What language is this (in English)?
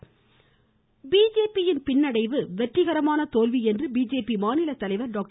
Tamil